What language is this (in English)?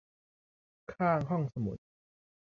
Thai